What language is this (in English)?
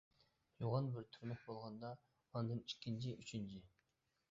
Uyghur